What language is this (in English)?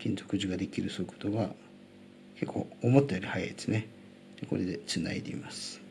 Japanese